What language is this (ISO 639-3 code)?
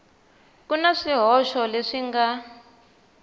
tso